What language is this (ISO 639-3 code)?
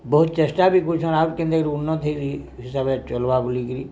ori